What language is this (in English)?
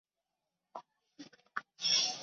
Chinese